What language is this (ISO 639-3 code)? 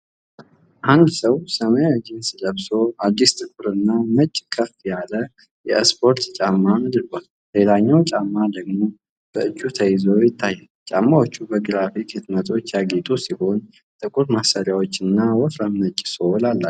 amh